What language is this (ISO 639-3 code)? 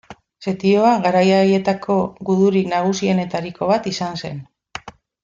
eus